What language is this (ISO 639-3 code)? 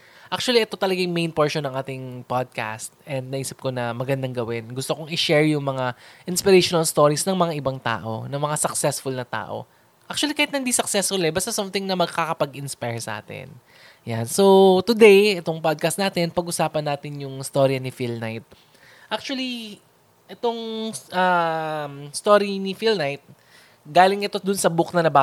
fil